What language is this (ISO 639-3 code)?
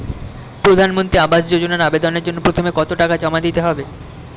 ben